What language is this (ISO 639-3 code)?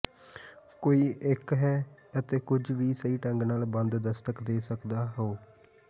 pan